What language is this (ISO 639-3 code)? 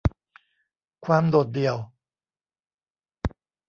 tha